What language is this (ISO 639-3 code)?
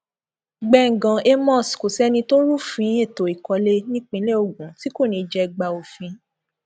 yor